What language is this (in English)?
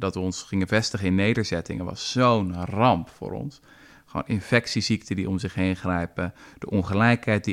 Dutch